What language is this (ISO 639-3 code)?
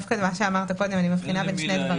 heb